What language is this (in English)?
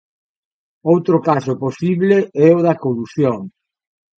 Galician